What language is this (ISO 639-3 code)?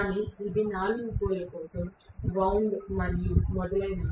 tel